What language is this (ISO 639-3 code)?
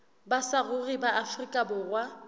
sot